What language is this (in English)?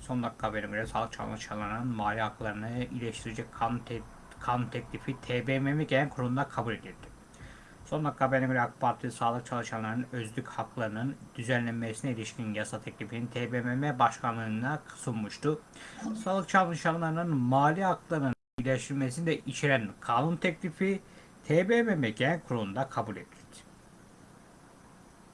Turkish